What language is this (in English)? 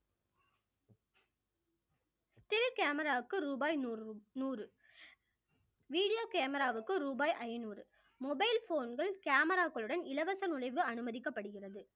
Tamil